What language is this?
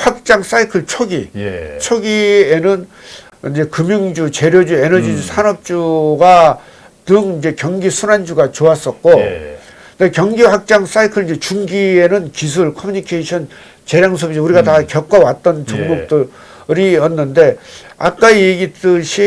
Korean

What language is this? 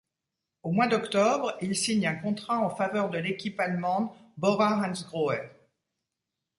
French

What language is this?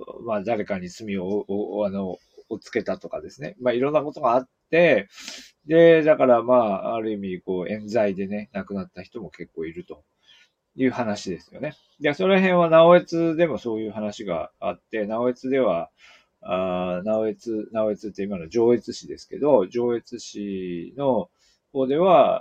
Japanese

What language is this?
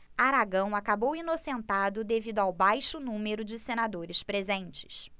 Portuguese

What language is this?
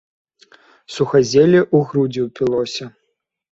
Belarusian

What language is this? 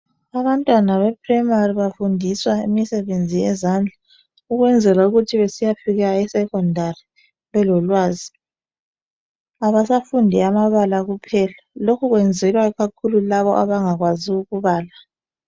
North Ndebele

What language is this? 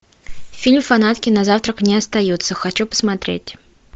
Russian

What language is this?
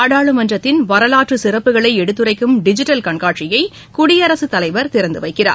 Tamil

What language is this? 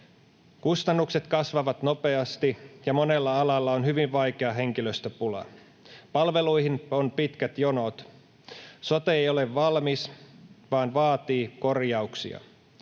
Finnish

